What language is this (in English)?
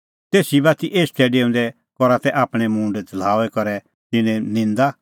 Kullu Pahari